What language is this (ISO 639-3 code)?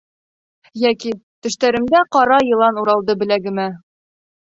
bak